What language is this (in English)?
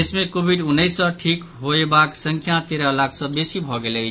Maithili